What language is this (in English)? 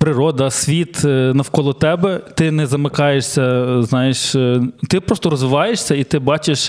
Ukrainian